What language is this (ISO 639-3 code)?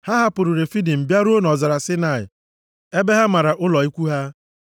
ibo